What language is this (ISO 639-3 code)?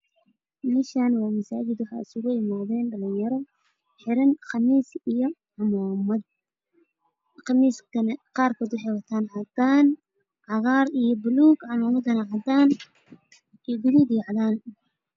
som